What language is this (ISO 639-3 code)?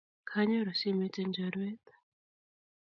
kln